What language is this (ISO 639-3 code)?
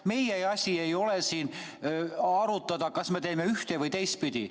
est